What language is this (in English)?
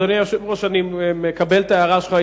Hebrew